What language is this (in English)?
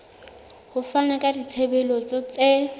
Southern Sotho